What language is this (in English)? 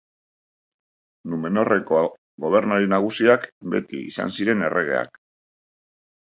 Basque